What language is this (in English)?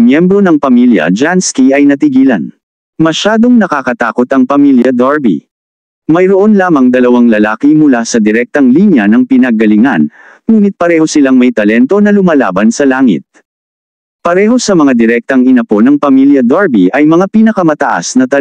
Filipino